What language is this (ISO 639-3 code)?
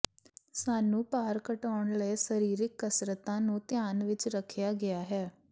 pan